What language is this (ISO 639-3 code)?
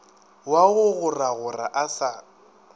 nso